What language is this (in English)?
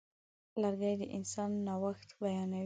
Pashto